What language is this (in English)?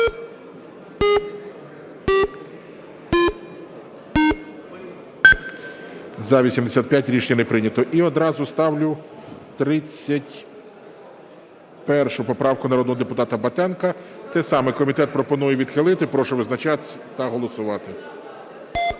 Ukrainian